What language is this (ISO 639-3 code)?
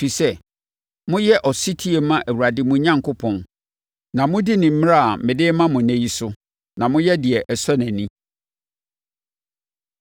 aka